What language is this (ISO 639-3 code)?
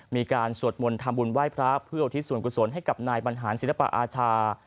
tha